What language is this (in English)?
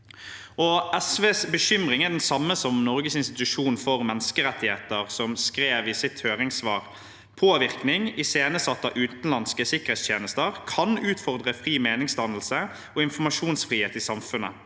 Norwegian